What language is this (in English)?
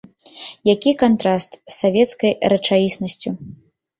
Belarusian